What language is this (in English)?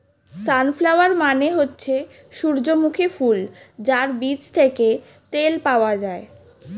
Bangla